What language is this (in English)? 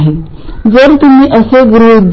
Marathi